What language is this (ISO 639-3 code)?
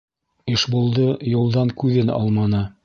bak